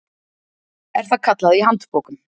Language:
Icelandic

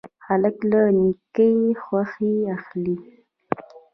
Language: Pashto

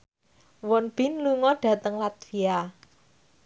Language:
Javanese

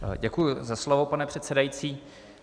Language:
Czech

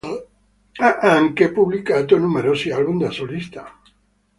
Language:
Italian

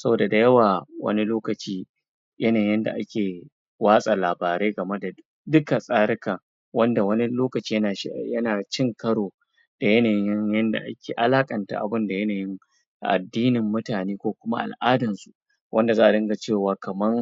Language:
Hausa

